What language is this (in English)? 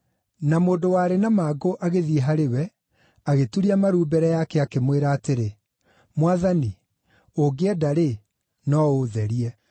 Kikuyu